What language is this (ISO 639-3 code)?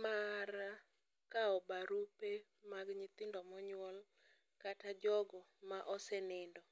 luo